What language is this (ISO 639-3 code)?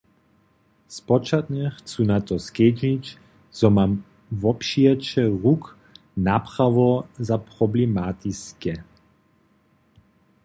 hsb